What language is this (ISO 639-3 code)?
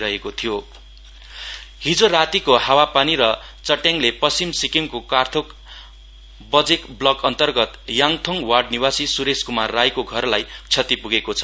nep